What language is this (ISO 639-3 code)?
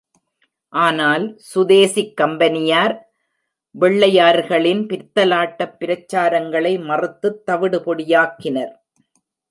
tam